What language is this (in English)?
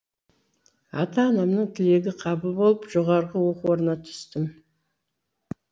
Kazakh